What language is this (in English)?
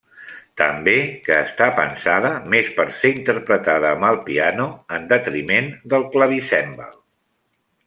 Catalan